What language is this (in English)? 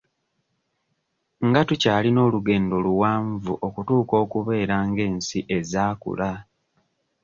Ganda